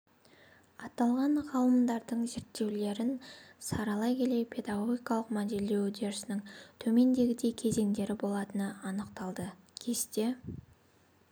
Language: Kazakh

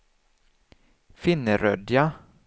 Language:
Swedish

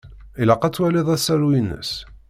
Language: Kabyle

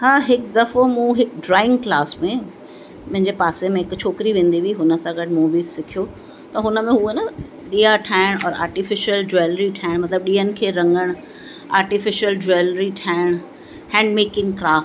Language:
Sindhi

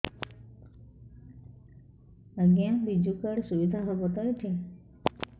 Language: Odia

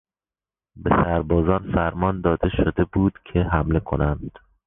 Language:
Persian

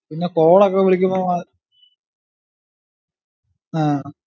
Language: Malayalam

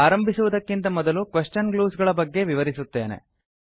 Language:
Kannada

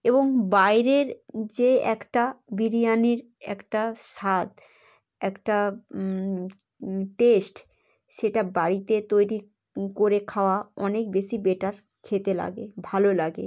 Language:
Bangla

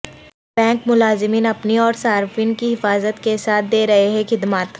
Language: Urdu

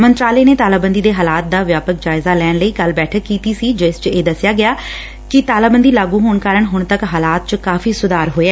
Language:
Punjabi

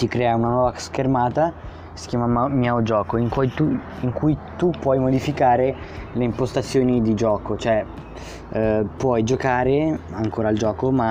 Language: Italian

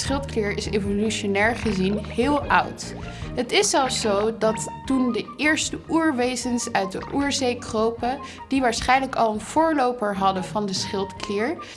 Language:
Dutch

